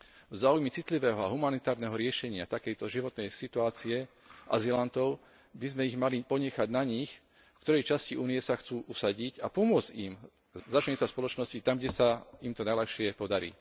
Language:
Slovak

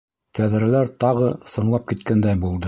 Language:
Bashkir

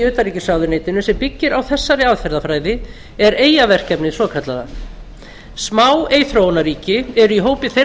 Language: Icelandic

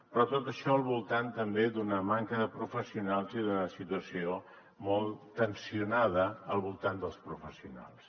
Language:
Catalan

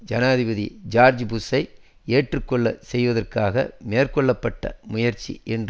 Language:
Tamil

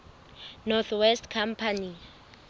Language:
Southern Sotho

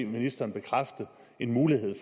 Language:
Danish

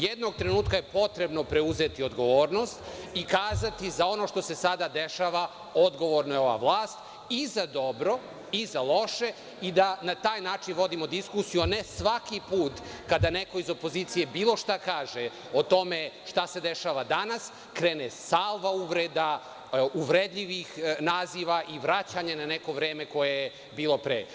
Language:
Serbian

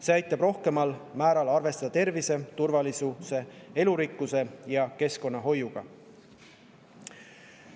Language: Estonian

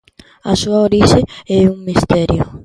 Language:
Galician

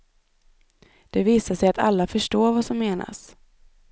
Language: Swedish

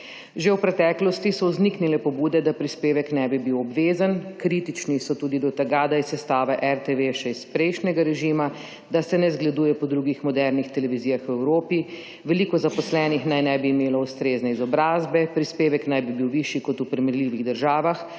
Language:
Slovenian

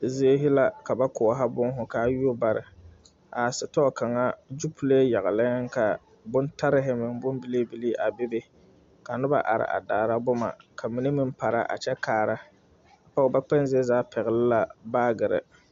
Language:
Southern Dagaare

